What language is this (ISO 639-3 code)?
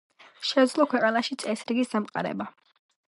kat